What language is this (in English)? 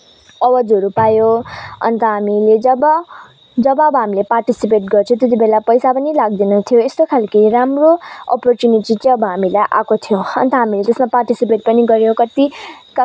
Nepali